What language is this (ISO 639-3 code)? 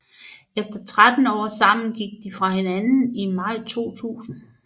dan